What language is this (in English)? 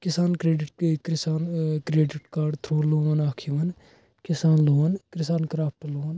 Kashmiri